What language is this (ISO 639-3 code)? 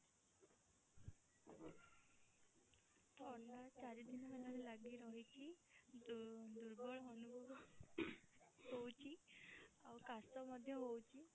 ori